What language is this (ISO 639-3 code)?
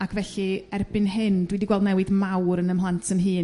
cym